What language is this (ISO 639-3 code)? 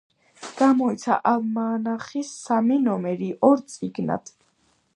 kat